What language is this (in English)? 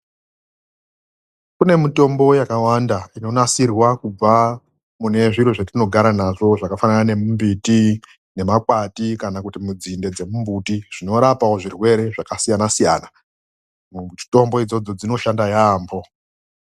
Ndau